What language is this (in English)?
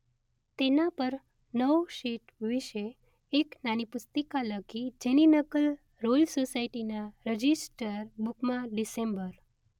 Gujarati